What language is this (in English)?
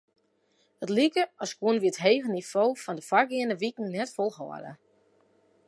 Western Frisian